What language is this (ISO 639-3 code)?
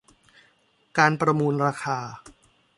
tha